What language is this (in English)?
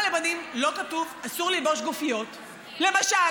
Hebrew